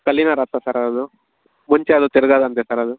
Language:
Kannada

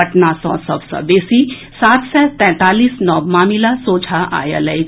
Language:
Maithili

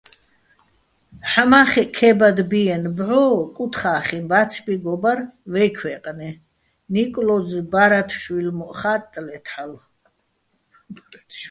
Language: Bats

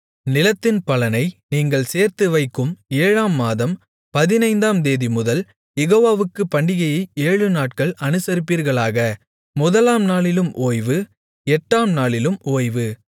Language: Tamil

